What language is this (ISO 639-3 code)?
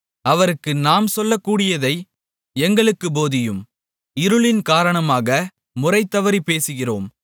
tam